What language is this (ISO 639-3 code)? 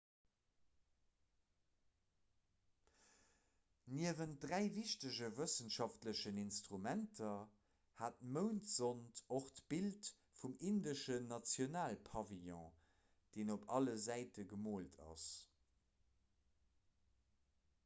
ltz